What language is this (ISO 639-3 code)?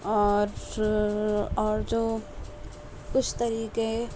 urd